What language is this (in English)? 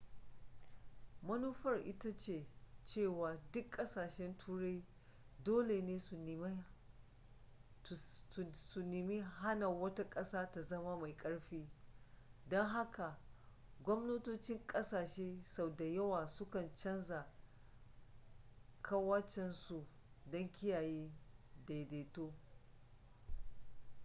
Hausa